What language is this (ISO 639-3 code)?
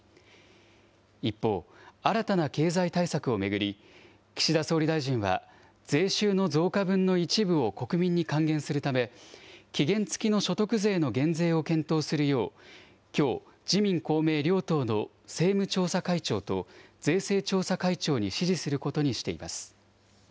jpn